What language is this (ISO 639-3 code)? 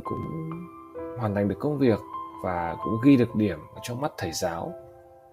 vie